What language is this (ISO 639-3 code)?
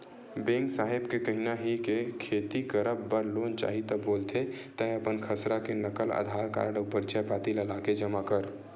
hne